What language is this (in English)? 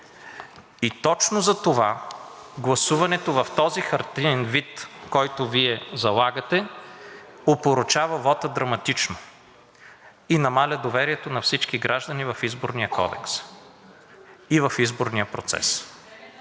Bulgarian